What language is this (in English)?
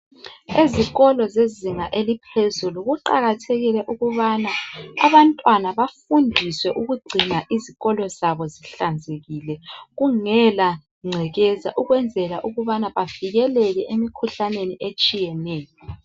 North Ndebele